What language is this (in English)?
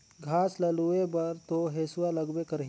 Chhattisgarhi